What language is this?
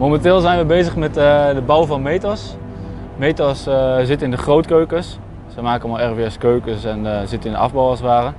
Dutch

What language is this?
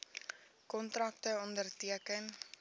Afrikaans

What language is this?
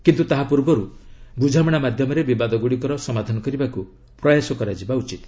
Odia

